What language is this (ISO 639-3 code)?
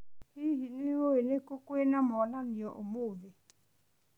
kik